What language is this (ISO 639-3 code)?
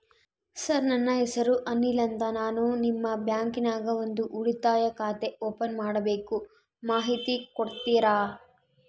kan